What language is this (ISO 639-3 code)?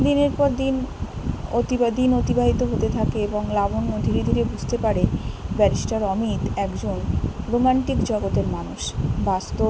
ben